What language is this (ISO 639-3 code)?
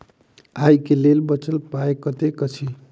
mai